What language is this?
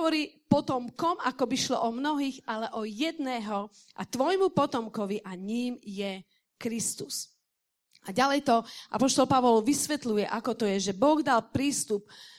Slovak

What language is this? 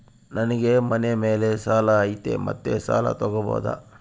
Kannada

